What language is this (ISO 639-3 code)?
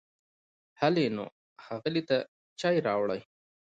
pus